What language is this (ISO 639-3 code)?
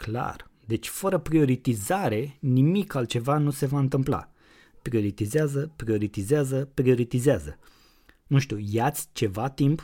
ron